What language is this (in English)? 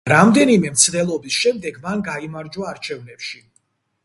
Georgian